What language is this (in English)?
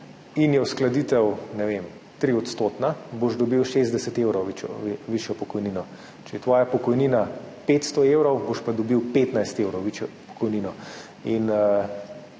Slovenian